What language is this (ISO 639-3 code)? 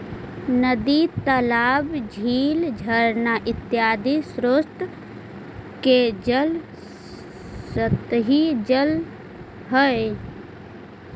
mag